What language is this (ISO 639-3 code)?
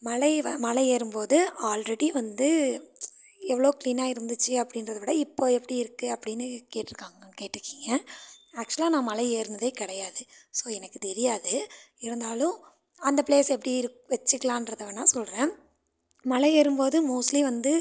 tam